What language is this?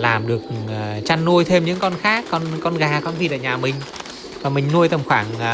Vietnamese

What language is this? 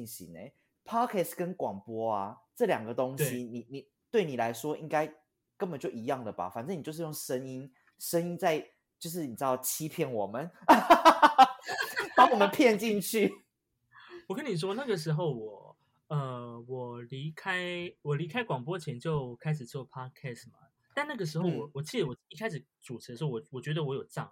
Chinese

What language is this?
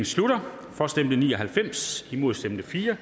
Danish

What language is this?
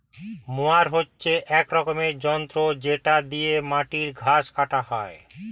Bangla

